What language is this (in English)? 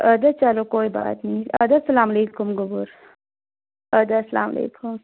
Kashmiri